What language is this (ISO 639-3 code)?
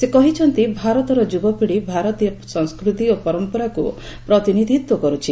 ori